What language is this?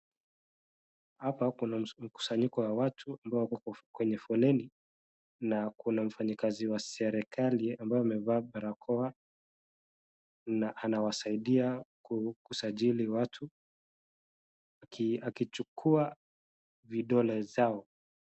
Swahili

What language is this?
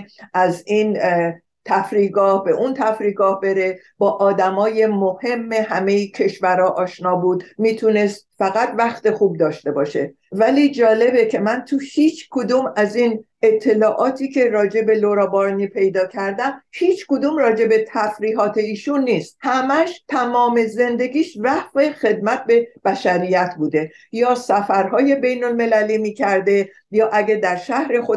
Persian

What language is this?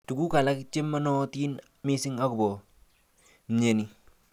Kalenjin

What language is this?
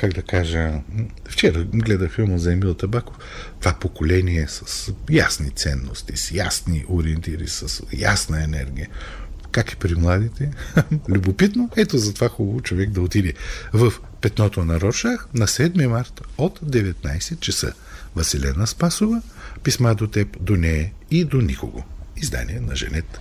Bulgarian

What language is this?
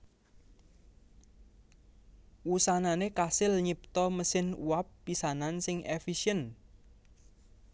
Javanese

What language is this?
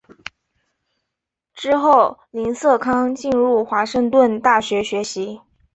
Chinese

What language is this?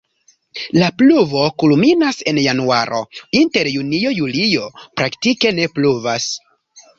Esperanto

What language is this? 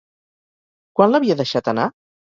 Catalan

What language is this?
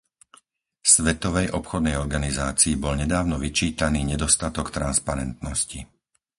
Slovak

